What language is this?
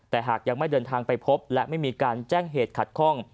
Thai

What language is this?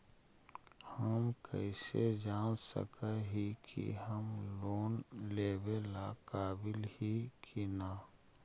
Magahi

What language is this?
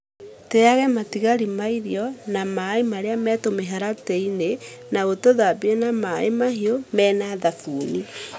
Kikuyu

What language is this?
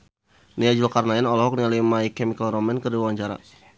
Sundanese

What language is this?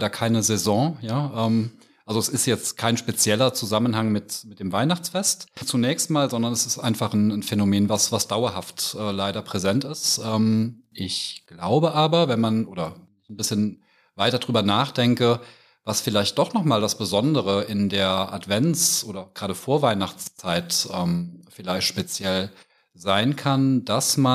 German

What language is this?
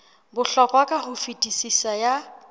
Southern Sotho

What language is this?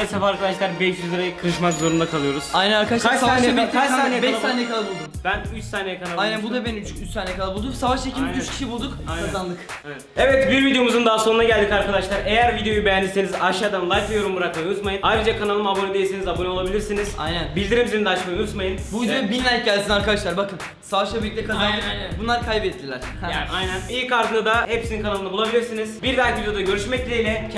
Turkish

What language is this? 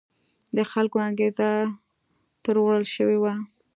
Pashto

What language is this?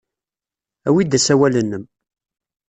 Kabyle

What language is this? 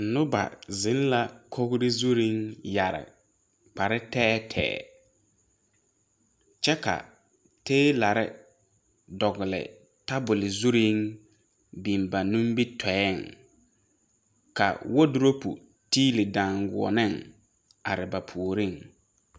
Southern Dagaare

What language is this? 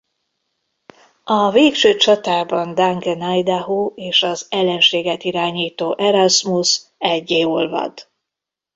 Hungarian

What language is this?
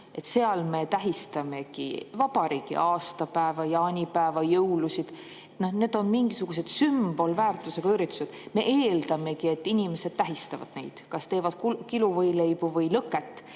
Estonian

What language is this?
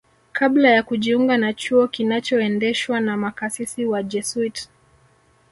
Swahili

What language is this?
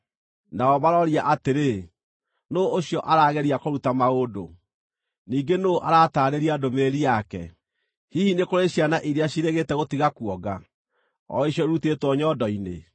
Kikuyu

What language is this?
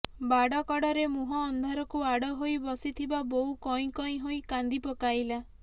Odia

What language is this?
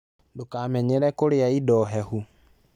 Kikuyu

